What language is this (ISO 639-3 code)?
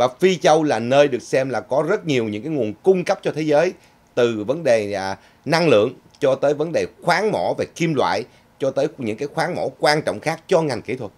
vie